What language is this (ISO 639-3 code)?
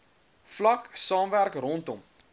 afr